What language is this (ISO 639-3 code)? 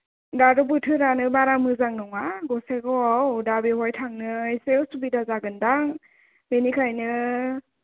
brx